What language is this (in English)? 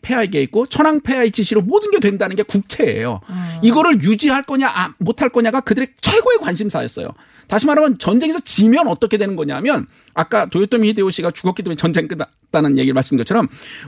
Korean